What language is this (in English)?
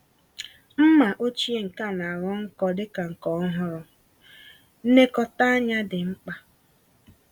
Igbo